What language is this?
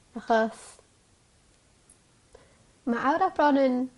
Welsh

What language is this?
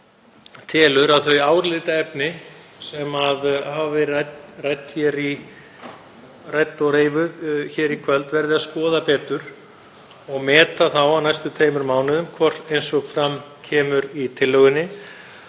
Icelandic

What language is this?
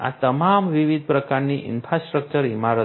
Gujarati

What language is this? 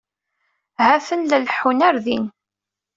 Kabyle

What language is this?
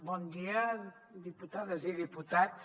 Catalan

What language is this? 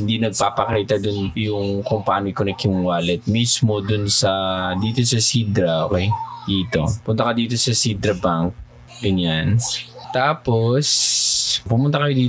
Filipino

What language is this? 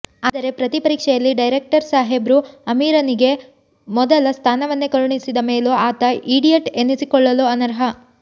Kannada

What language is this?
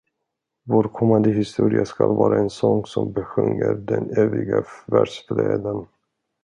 Swedish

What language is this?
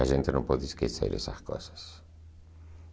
Portuguese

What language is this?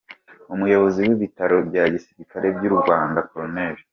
Kinyarwanda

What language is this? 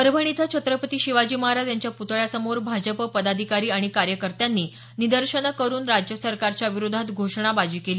Marathi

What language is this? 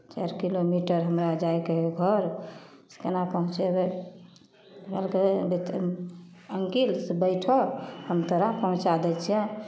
Maithili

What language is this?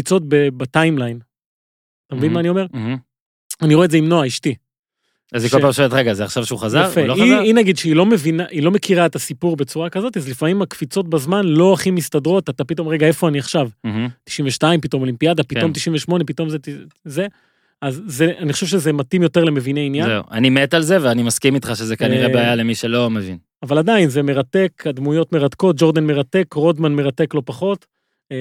Hebrew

